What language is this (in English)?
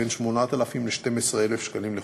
Hebrew